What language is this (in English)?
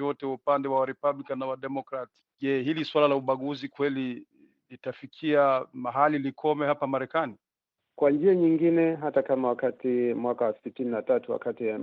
Swahili